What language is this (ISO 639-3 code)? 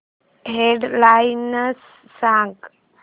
mar